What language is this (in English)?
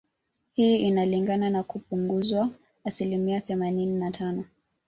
Swahili